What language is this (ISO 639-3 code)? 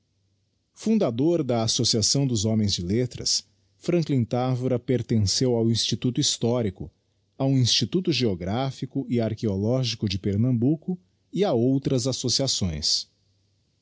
por